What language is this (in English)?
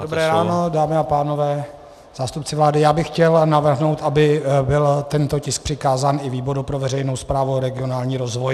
Czech